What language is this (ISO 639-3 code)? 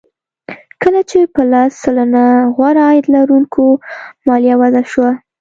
pus